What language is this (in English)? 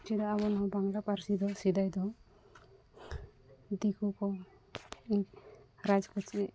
Santali